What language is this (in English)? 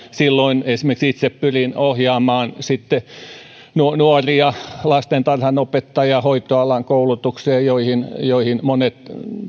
Finnish